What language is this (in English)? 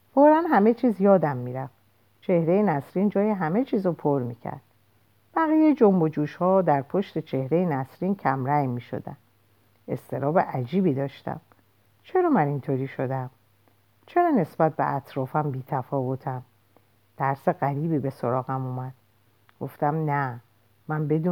Persian